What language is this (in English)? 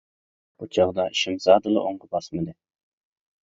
Uyghur